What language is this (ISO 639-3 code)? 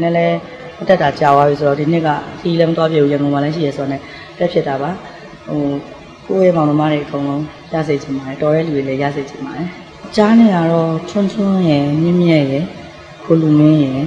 nor